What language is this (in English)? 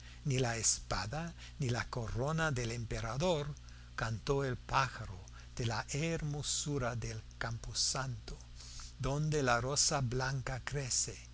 Spanish